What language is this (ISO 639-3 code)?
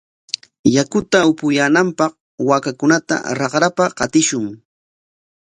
qwa